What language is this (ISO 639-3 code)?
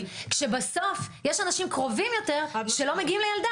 heb